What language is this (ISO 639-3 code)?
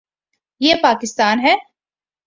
urd